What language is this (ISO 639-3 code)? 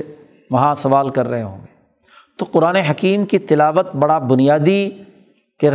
urd